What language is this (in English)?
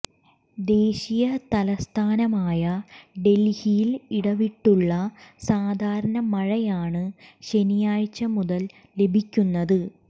Malayalam